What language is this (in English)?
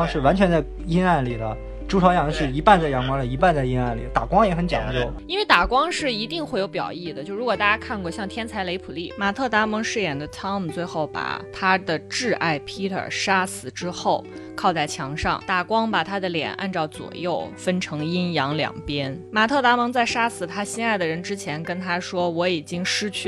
Chinese